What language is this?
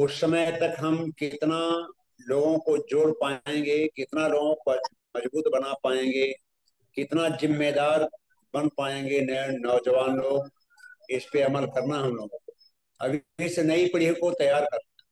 Hindi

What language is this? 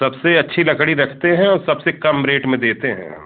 Hindi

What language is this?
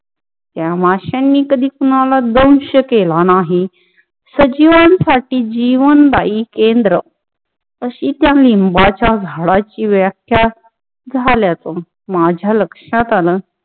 Marathi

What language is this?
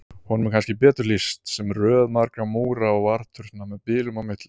Icelandic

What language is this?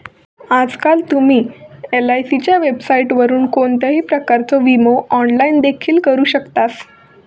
Marathi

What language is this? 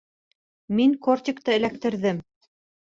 Bashkir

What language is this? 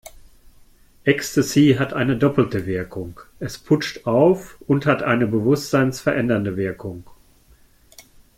German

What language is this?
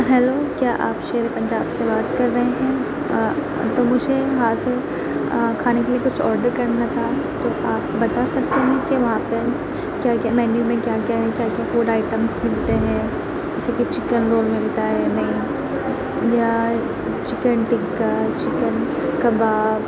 Urdu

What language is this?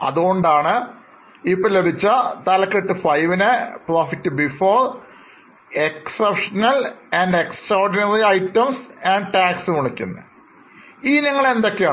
Malayalam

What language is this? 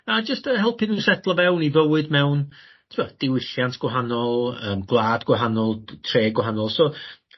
Welsh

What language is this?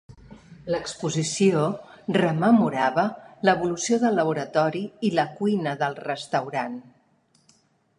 Catalan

